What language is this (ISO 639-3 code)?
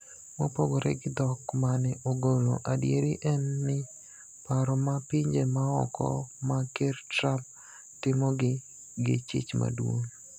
luo